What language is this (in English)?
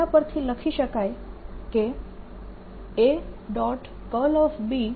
Gujarati